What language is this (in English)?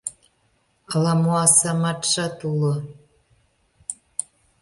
Mari